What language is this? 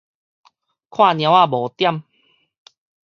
Min Nan Chinese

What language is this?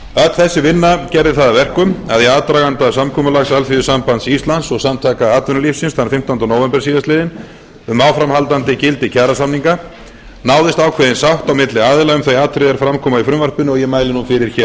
Icelandic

